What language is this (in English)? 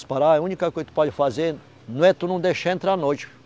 Portuguese